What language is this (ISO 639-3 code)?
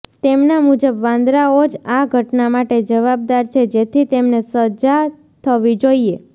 guj